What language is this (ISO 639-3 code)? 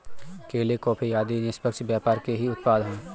hin